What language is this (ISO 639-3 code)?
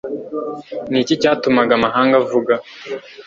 kin